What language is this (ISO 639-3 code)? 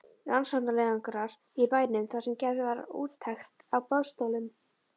isl